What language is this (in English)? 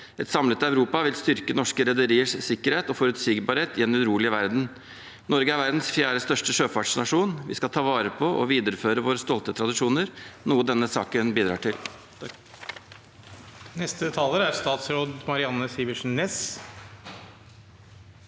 Norwegian